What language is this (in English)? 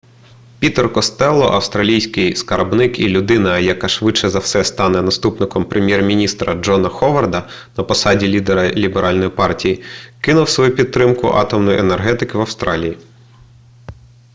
Ukrainian